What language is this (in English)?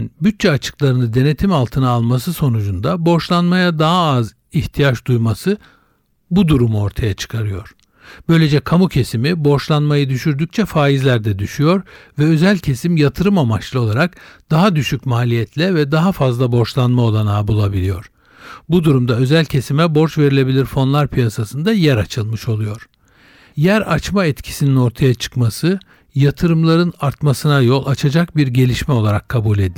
Turkish